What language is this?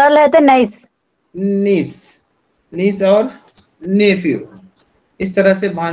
Hindi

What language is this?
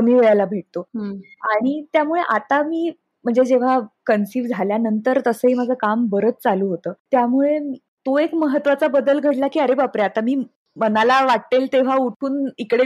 Marathi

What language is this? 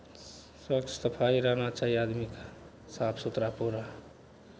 Maithili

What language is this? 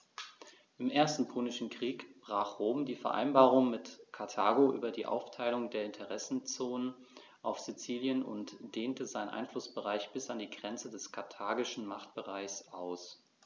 German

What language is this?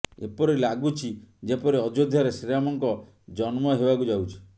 Odia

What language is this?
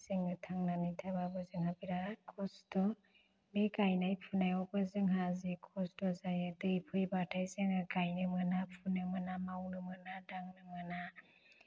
Bodo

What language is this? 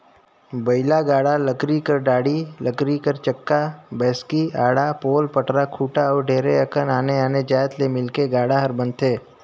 Chhattisgarhi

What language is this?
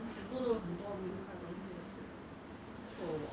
English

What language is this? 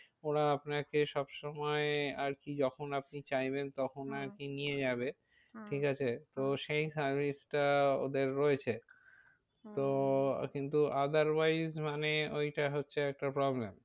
Bangla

